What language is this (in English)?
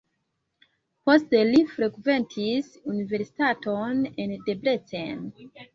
Esperanto